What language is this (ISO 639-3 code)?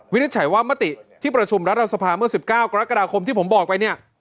tha